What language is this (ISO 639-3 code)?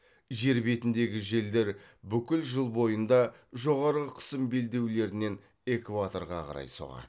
kaz